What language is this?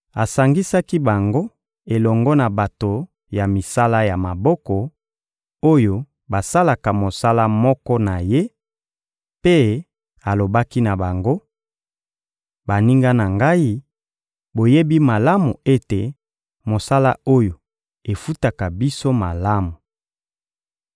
Lingala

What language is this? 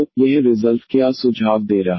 Hindi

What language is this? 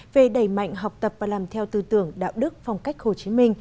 Vietnamese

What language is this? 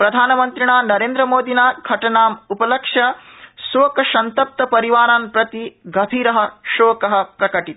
Sanskrit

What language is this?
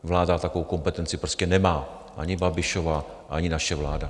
Czech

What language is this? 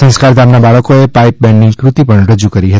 Gujarati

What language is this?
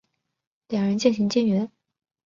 Chinese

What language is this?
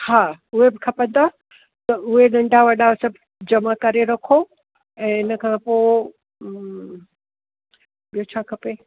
Sindhi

